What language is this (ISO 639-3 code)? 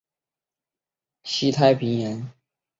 zho